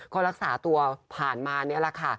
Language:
Thai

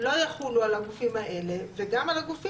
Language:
Hebrew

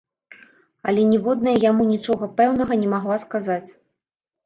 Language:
Belarusian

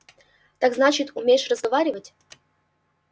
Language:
Russian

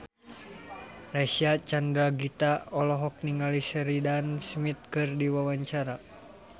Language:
Sundanese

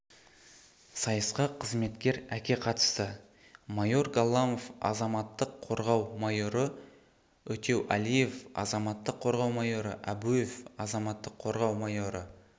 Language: Kazakh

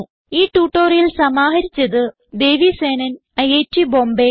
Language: Malayalam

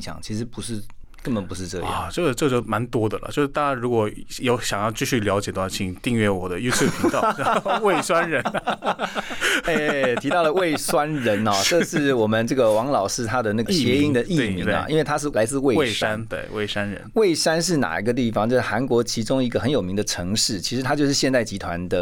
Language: Chinese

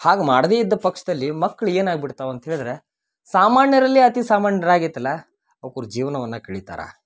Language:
Kannada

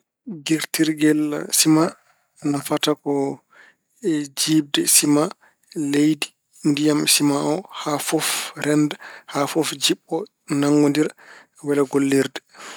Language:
Fula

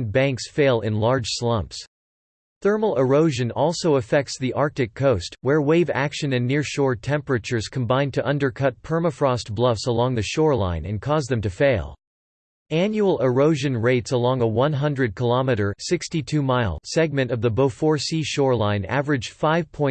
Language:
English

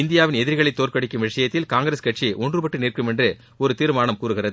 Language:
Tamil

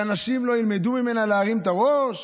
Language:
Hebrew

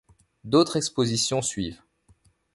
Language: French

